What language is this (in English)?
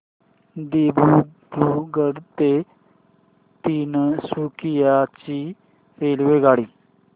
Marathi